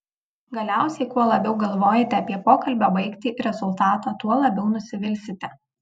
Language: Lithuanian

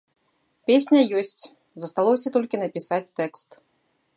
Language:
Belarusian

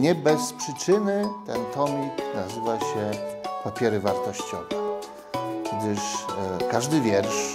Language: Polish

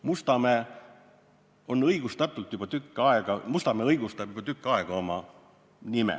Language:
Estonian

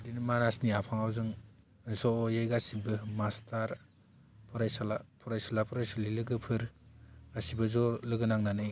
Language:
Bodo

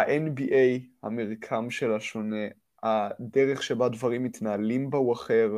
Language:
Hebrew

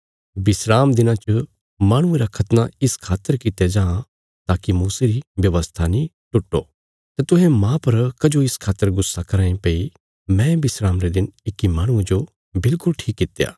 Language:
Bilaspuri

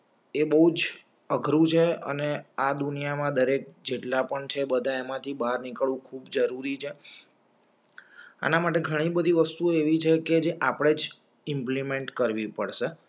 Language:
Gujarati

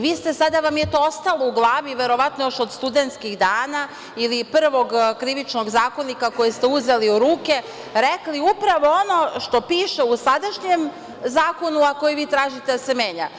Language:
Serbian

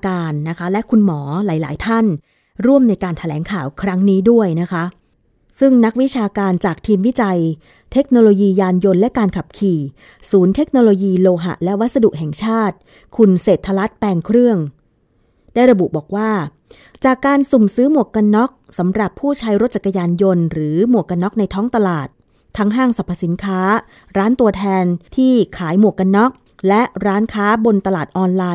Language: Thai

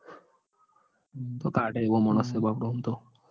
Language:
Gujarati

